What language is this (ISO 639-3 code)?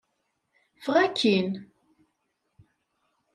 kab